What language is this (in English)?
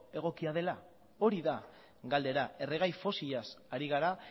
Basque